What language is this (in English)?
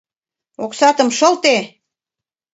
Mari